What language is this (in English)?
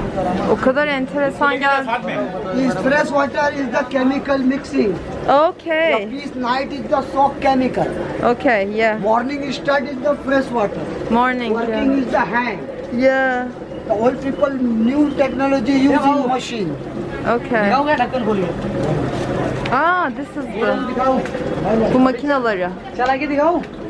Turkish